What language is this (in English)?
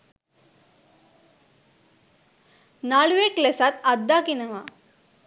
Sinhala